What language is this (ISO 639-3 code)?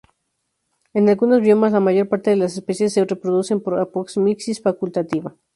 spa